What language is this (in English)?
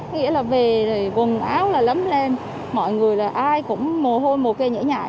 Vietnamese